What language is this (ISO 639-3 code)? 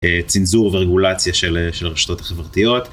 heb